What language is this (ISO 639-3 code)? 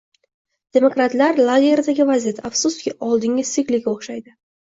uzb